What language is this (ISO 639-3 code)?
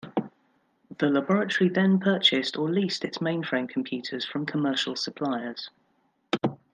eng